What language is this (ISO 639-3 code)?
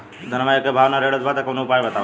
bho